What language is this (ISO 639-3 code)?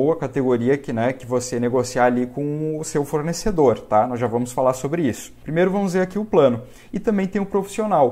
por